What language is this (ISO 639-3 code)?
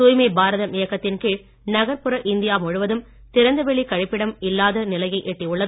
tam